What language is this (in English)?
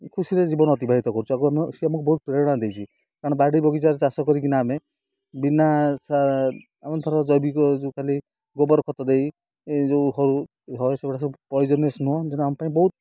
Odia